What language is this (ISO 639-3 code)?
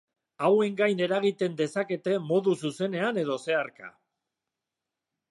eus